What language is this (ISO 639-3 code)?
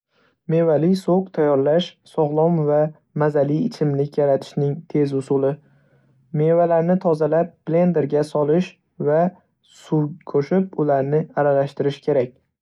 uzb